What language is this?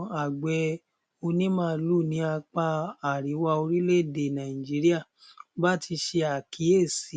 Yoruba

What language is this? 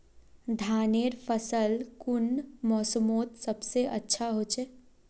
Magahi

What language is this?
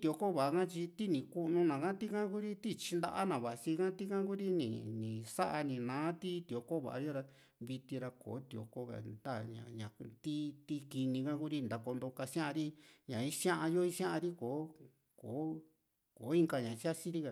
Juxtlahuaca Mixtec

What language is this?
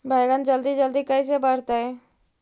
Magahi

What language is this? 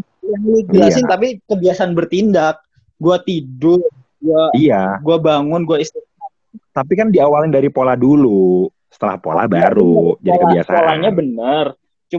Indonesian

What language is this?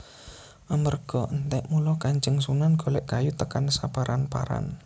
Javanese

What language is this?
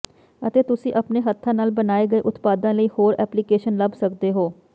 Punjabi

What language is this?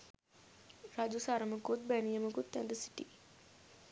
Sinhala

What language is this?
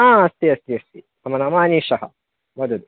Sanskrit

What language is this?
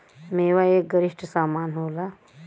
Bhojpuri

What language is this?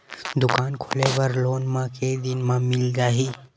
Chhattisgarhi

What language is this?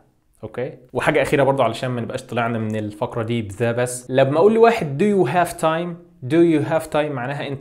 Arabic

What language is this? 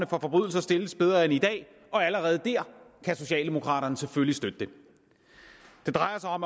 Danish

